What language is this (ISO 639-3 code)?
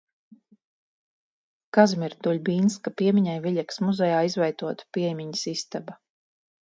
lav